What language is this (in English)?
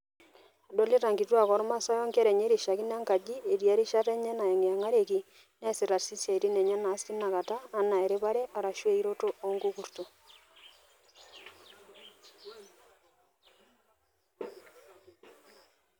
Masai